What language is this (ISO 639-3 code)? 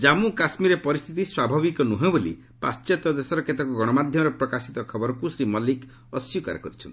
ori